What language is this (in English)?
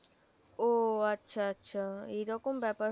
Bangla